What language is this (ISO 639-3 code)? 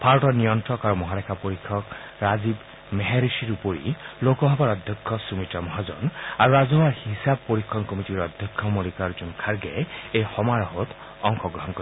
asm